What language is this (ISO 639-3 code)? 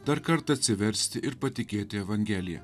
lit